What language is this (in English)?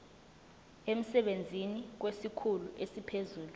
Zulu